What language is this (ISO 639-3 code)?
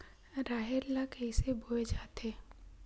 hne